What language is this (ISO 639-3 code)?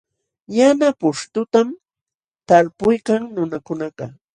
qxw